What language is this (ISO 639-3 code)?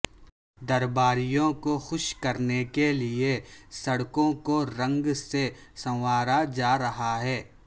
urd